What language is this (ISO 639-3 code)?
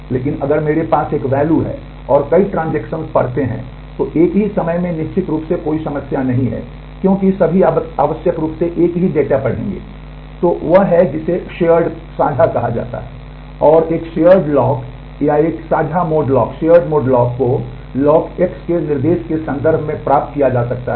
hin